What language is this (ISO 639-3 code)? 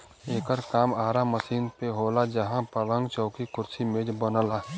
bho